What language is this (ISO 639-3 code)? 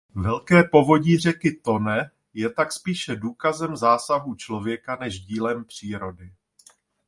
ces